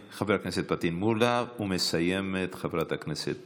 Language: Hebrew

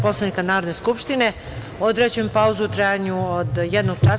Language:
Serbian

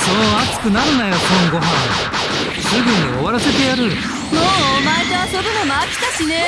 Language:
Japanese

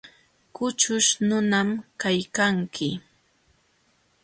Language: Jauja Wanca Quechua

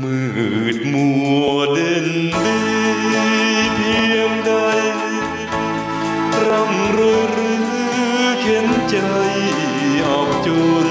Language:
Thai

